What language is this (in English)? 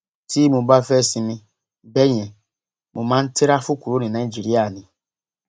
Yoruba